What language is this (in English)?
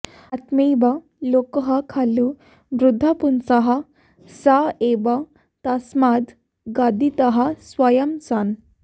Sanskrit